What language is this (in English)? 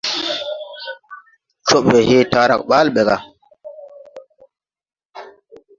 Tupuri